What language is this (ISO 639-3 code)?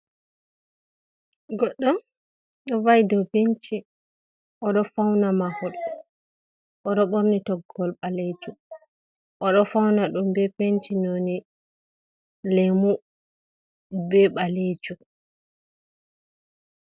ful